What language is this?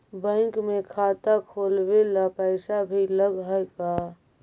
Magahi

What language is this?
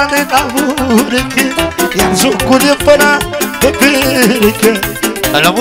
Romanian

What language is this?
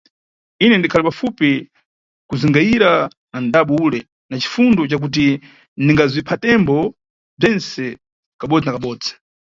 Nyungwe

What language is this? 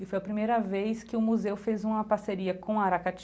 Portuguese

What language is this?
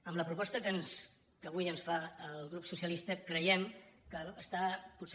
Catalan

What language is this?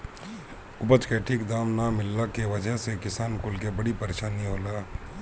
Bhojpuri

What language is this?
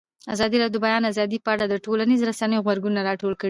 Pashto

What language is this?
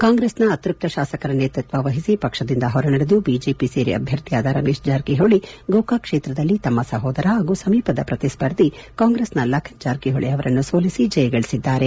Kannada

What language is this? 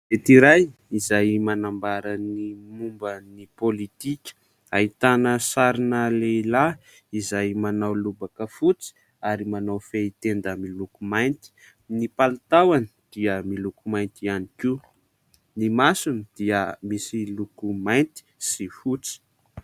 Malagasy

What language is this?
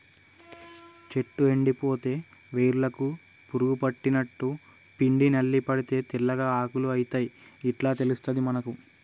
Telugu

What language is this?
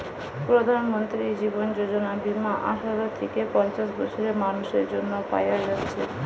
Bangla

